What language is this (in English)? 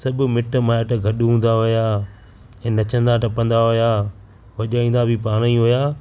Sindhi